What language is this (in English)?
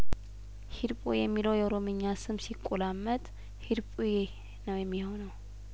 Amharic